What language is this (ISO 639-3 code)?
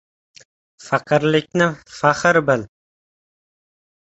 uzb